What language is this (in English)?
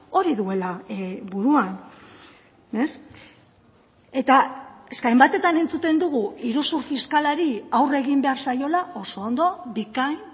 Basque